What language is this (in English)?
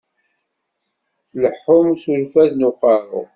Kabyle